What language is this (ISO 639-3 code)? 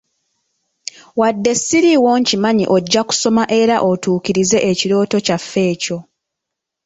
lug